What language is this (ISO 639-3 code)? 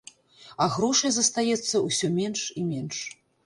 bel